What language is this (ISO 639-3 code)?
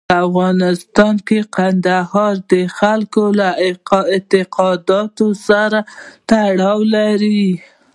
pus